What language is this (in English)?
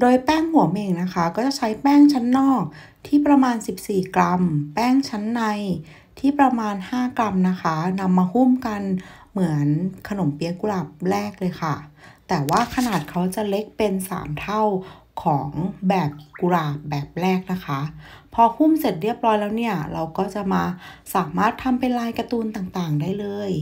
Thai